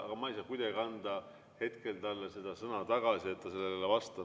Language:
Estonian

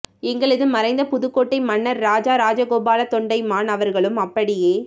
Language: Tamil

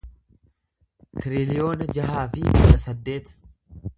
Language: Oromo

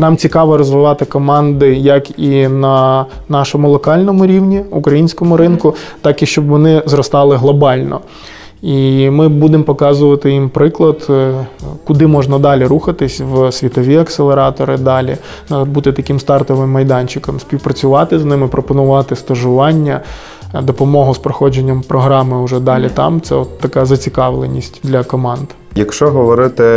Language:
Ukrainian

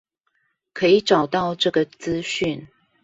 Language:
Chinese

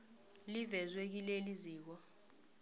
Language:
South Ndebele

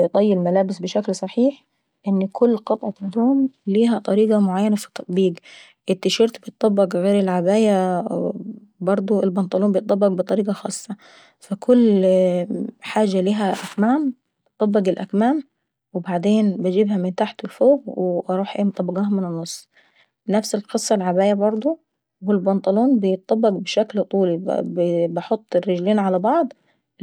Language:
Saidi Arabic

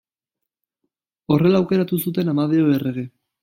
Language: Basque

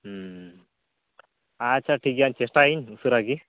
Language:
Santali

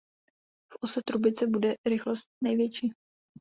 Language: Czech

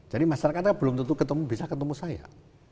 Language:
Indonesian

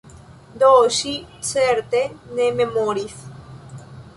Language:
Esperanto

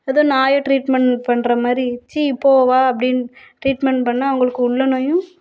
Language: Tamil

